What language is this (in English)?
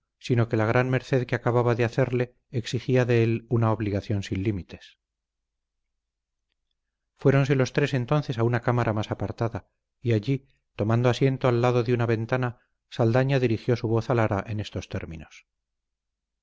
Spanish